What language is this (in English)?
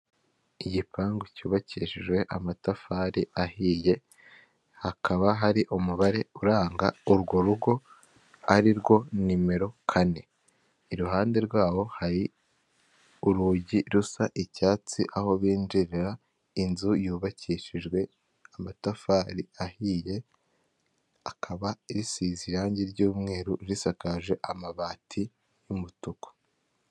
Kinyarwanda